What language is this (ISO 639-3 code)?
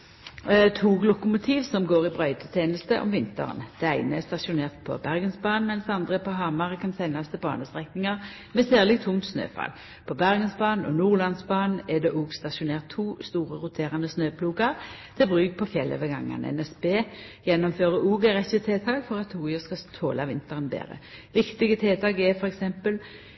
nno